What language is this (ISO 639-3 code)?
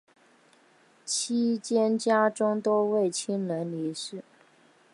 zho